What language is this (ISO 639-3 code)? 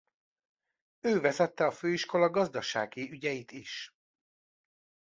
hun